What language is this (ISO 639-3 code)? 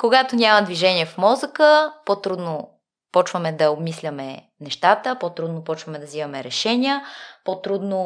bul